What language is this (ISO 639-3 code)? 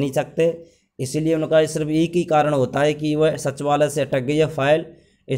hin